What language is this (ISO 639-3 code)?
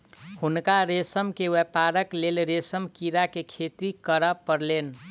mai